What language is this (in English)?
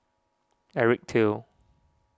English